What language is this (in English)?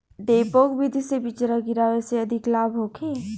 Bhojpuri